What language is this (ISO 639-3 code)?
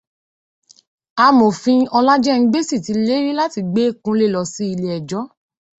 yor